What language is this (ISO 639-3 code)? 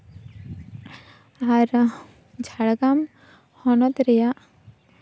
sat